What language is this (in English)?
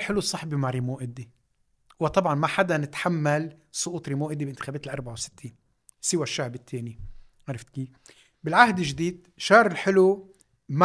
Arabic